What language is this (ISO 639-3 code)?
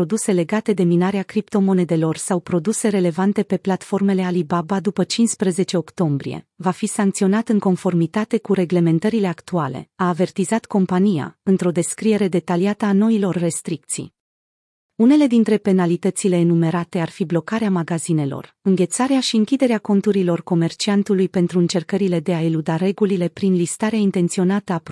ron